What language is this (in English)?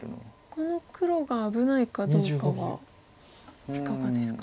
Japanese